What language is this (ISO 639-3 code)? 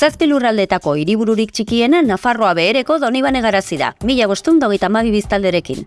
eus